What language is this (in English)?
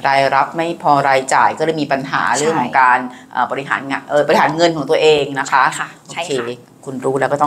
Thai